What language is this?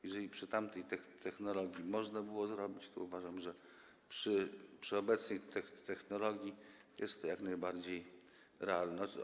Polish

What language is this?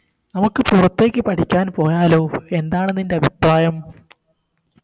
Malayalam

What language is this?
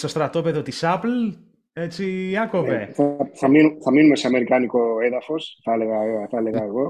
Greek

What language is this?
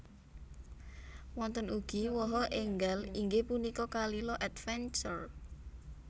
Javanese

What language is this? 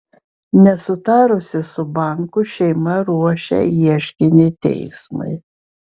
Lithuanian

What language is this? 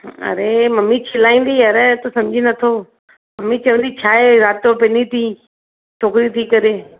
Sindhi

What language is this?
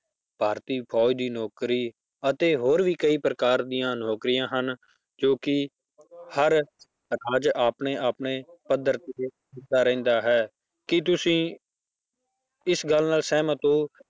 Punjabi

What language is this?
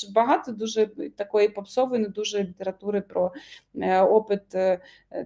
Ukrainian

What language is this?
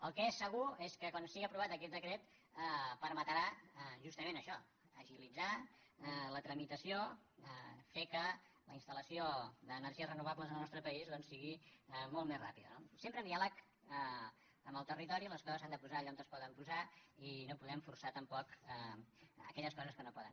Catalan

